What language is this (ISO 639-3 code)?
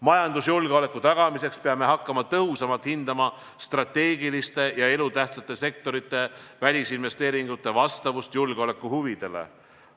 est